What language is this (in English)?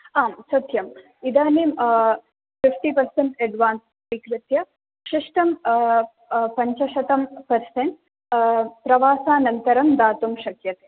Sanskrit